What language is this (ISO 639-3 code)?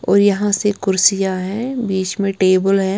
hin